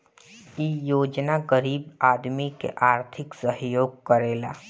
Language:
Bhojpuri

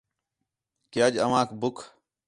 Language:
Khetrani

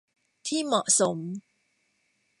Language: Thai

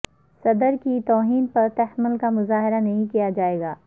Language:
Urdu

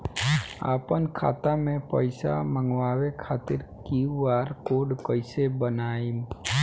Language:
Bhojpuri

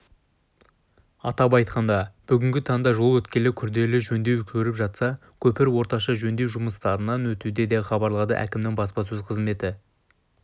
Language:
Kazakh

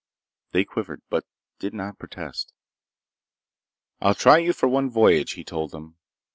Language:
English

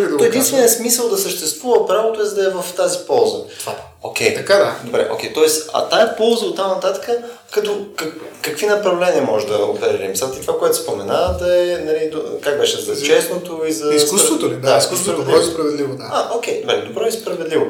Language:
Bulgarian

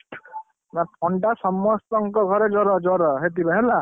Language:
Odia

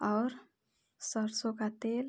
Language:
Hindi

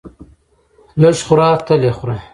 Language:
Pashto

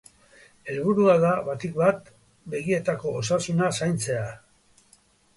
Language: Basque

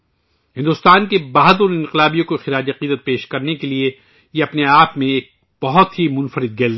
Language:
Urdu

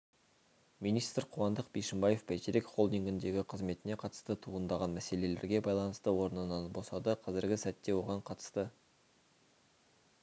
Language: Kazakh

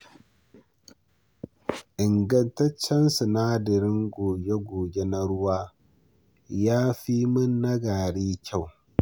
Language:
Hausa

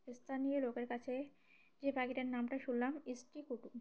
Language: Bangla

